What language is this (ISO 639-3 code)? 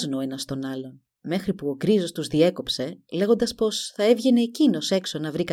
ell